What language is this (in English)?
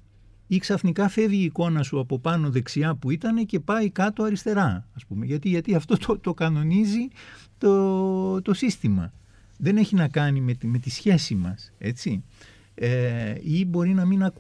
Greek